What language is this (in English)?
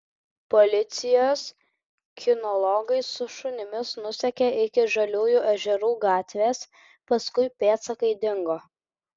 Lithuanian